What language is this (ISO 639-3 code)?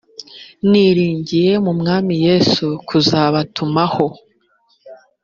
kin